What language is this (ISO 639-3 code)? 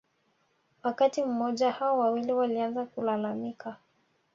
swa